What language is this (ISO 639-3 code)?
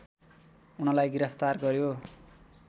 nep